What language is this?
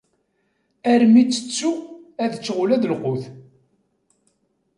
Kabyle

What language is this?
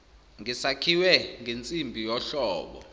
Zulu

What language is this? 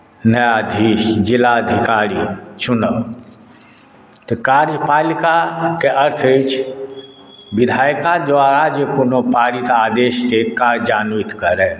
Maithili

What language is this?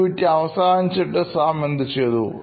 Malayalam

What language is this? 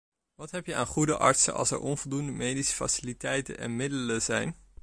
Dutch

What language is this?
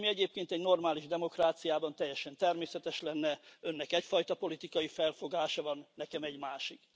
Hungarian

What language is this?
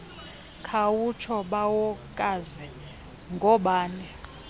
Xhosa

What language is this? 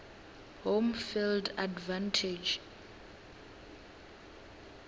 Venda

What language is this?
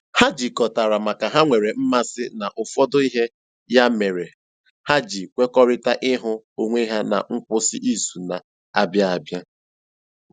Igbo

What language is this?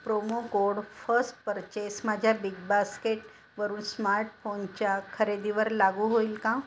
Marathi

